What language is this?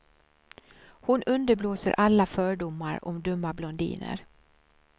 Swedish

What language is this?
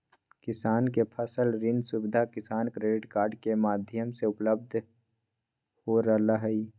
Magahi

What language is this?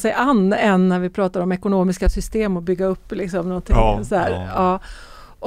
Swedish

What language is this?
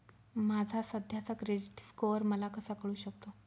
Marathi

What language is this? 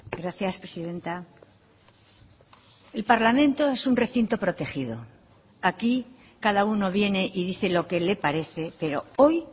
Spanish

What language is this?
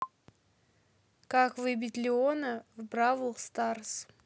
Russian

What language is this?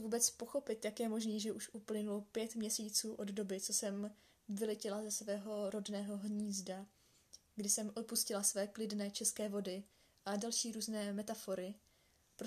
Czech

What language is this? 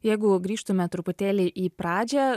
Lithuanian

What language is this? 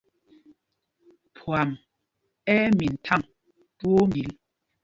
Mpumpong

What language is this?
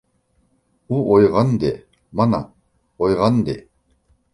Uyghur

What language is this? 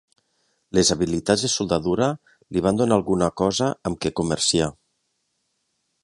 Catalan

